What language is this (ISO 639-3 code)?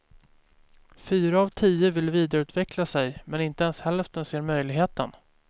swe